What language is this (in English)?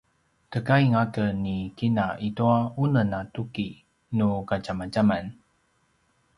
Paiwan